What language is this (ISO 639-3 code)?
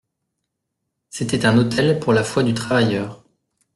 fra